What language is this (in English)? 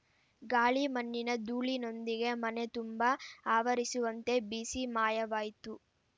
Kannada